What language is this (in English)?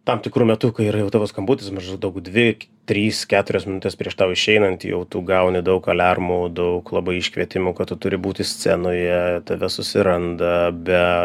Lithuanian